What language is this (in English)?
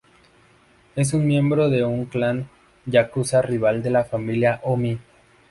Spanish